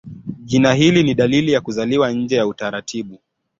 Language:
Swahili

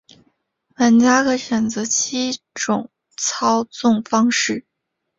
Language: Chinese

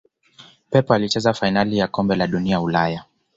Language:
Swahili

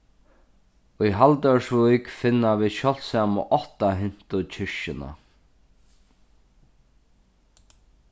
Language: Faroese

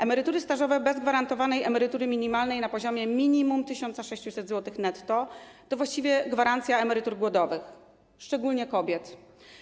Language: Polish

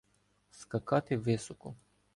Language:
Ukrainian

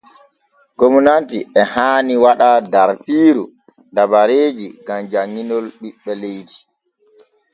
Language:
Borgu Fulfulde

